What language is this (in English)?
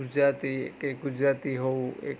Gujarati